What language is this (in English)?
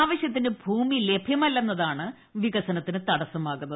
Malayalam